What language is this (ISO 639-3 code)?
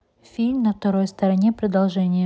rus